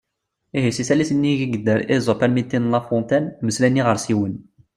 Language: Kabyle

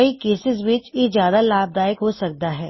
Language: Punjabi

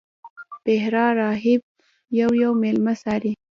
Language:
Pashto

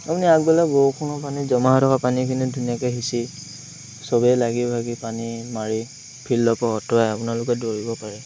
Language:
Assamese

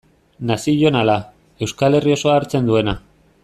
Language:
Basque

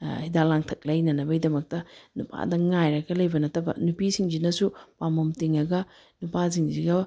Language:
Manipuri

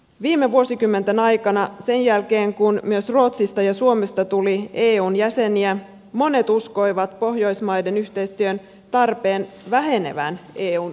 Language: Finnish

